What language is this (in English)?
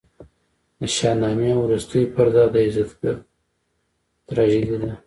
Pashto